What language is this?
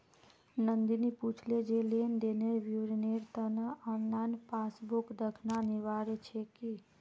Magahi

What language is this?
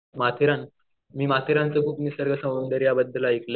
Marathi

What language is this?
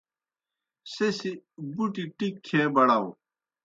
Kohistani Shina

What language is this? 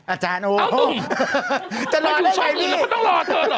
Thai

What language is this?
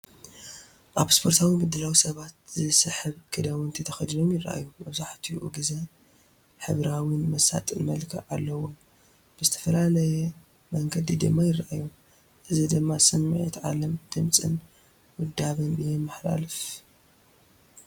Tigrinya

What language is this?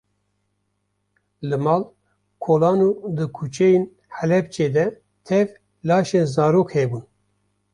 Kurdish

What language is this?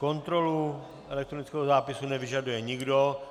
Czech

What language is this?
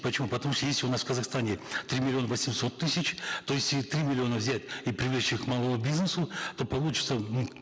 Kazakh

